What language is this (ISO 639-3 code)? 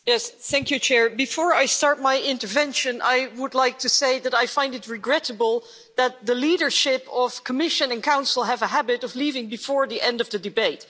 eng